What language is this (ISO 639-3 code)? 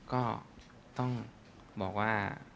tha